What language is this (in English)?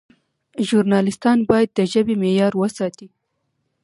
Pashto